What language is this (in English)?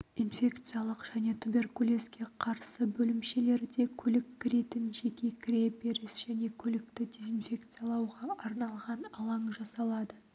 Kazakh